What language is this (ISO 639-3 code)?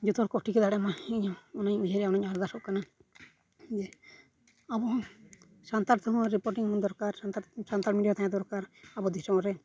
sat